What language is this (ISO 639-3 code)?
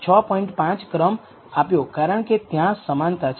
guj